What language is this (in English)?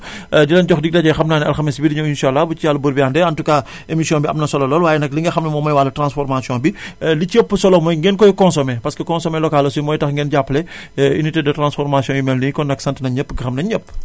Wolof